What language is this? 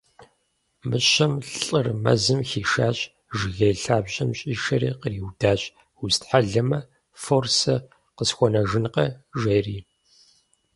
Kabardian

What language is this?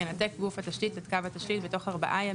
Hebrew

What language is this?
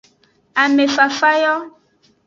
Aja (Benin)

